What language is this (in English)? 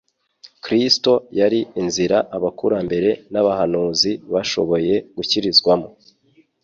Kinyarwanda